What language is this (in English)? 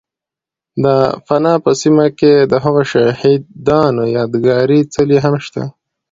Pashto